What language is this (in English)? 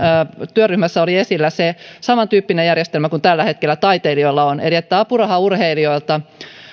Finnish